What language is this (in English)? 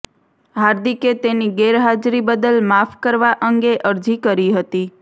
Gujarati